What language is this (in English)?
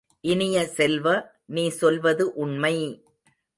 Tamil